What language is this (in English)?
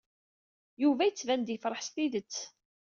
Kabyle